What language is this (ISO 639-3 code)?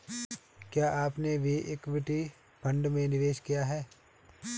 hin